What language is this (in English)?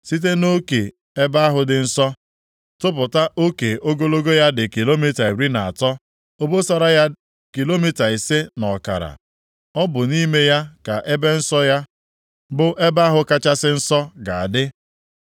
Igbo